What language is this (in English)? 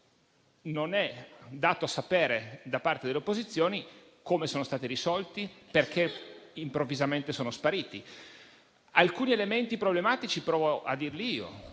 Italian